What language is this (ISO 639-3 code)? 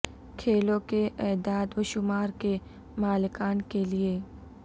urd